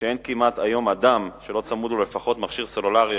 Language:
Hebrew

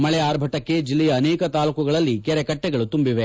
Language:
Kannada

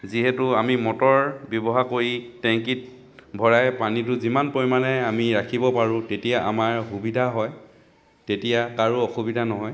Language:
Assamese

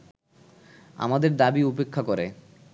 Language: Bangla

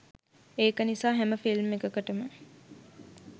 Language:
Sinhala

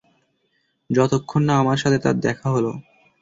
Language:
Bangla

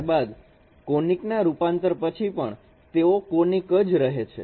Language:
Gujarati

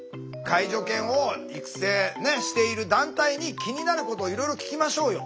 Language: Japanese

